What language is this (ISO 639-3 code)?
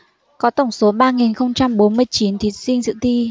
vie